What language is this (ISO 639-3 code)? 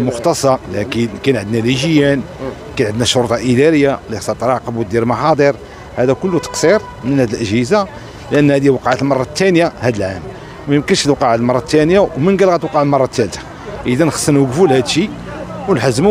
ara